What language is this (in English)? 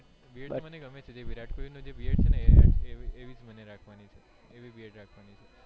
Gujarati